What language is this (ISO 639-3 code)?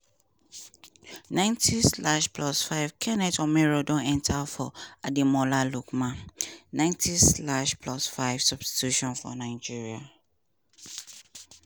pcm